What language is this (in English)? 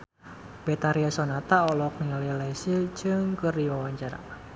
Sundanese